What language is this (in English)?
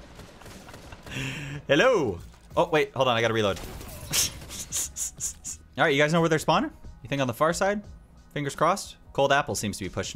English